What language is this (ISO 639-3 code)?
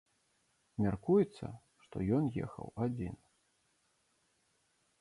bel